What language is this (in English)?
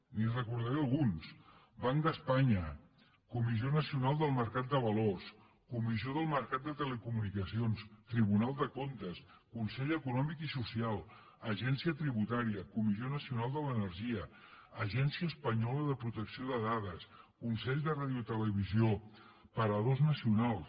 Catalan